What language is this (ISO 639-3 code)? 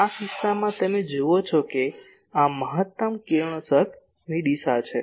guj